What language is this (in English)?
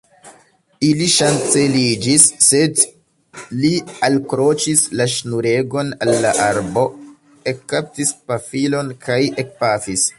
Esperanto